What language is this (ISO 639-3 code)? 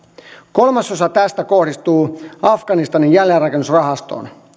fin